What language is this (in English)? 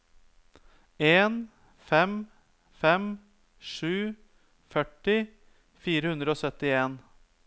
Norwegian